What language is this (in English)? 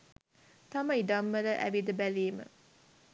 Sinhala